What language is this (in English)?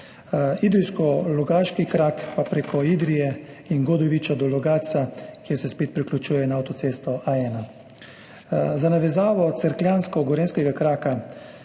Slovenian